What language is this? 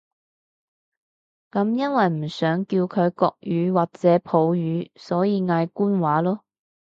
Cantonese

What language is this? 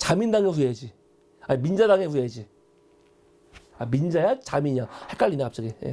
Korean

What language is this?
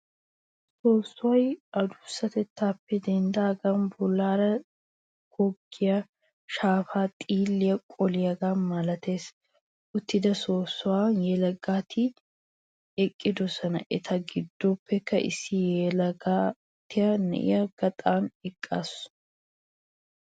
Wolaytta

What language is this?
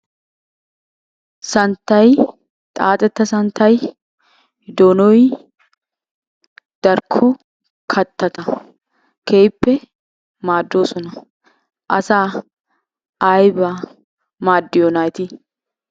Wolaytta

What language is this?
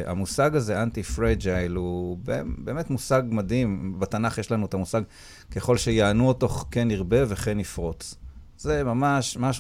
Hebrew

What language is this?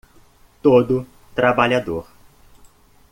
Portuguese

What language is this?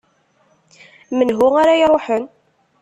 Kabyle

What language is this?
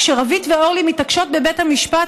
Hebrew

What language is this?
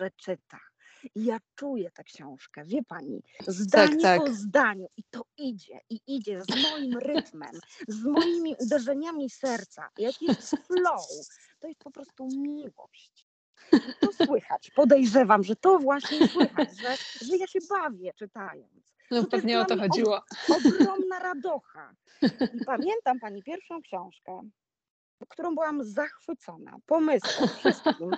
Polish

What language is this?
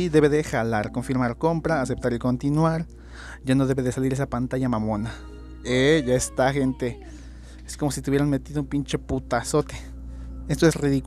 Spanish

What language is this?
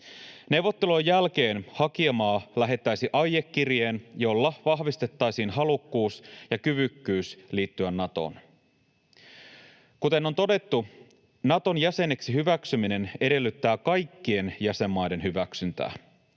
Finnish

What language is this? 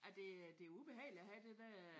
Danish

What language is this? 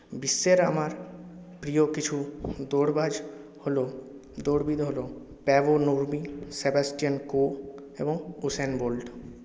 Bangla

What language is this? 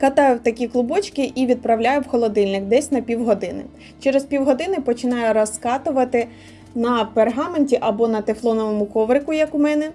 Ukrainian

